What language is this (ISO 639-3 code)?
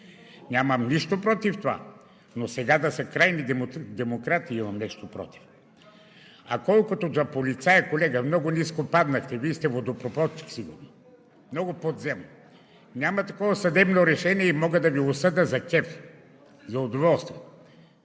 bul